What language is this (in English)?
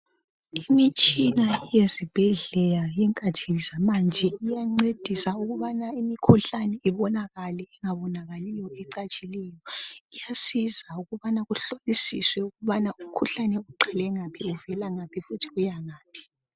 North Ndebele